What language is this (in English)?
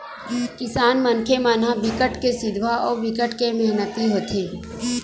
Chhattisgarhi